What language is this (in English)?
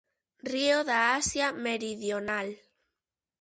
Galician